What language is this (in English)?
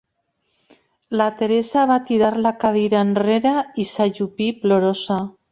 Catalan